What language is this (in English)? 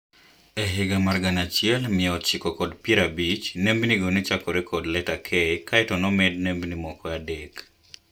Luo (Kenya and Tanzania)